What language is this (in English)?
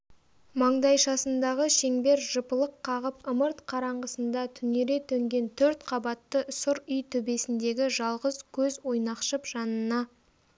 Kazakh